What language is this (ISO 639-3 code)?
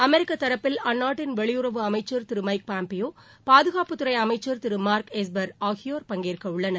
tam